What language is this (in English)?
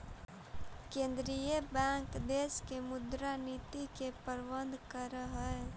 Magahi